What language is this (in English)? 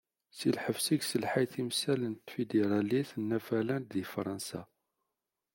Kabyle